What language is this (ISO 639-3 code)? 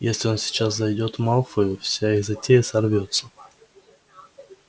rus